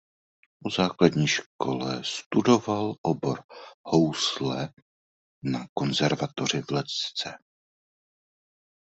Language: Czech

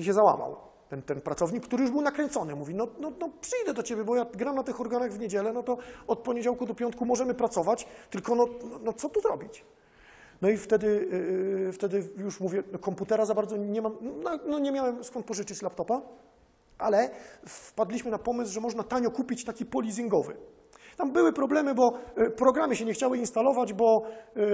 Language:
Polish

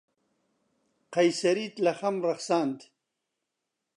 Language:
Central Kurdish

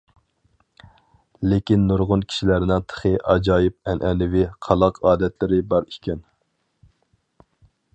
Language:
Uyghur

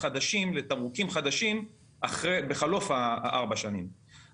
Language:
Hebrew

